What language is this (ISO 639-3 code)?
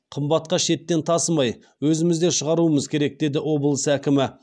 kaz